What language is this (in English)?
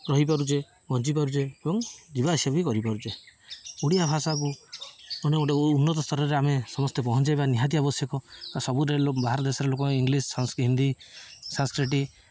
Odia